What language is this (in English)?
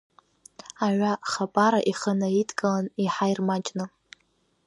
Abkhazian